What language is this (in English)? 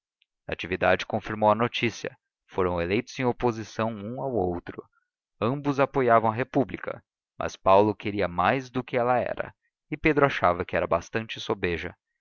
Portuguese